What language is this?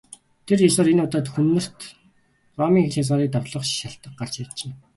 Mongolian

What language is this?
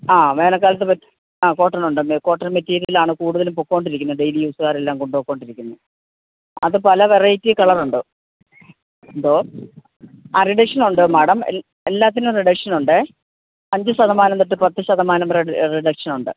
Malayalam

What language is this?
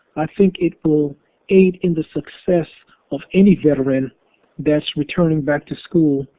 English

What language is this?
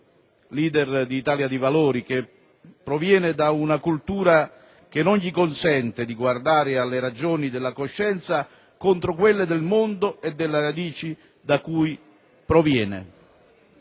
Italian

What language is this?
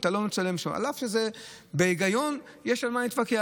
Hebrew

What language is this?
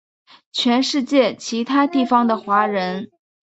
Chinese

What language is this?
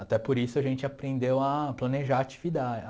Portuguese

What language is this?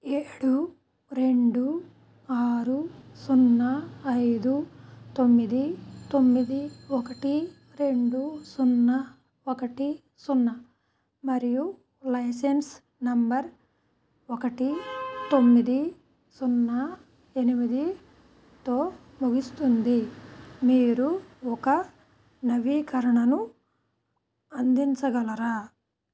Telugu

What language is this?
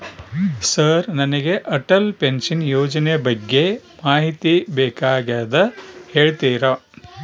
Kannada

